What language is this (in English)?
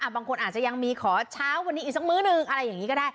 Thai